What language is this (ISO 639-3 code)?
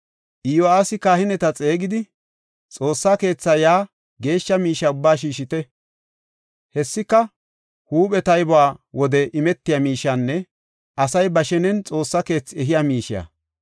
gof